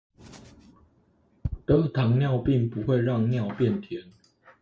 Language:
Chinese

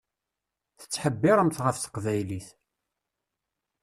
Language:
Kabyle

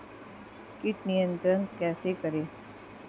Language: Hindi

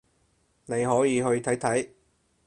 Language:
Cantonese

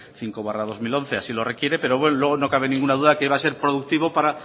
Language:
Spanish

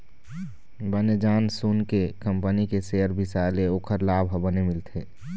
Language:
Chhattisgarhi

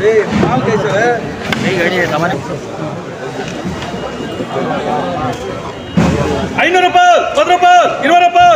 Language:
Arabic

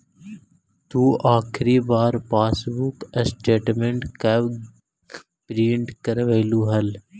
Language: Magahi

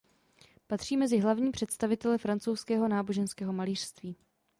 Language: Czech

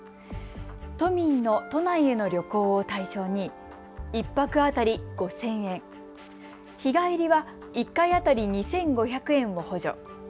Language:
Japanese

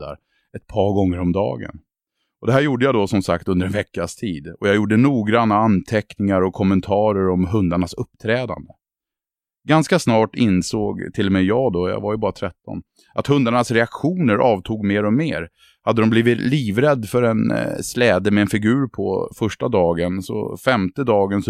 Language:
Swedish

